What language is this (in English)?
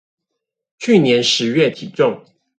Chinese